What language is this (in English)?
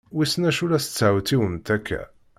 Kabyle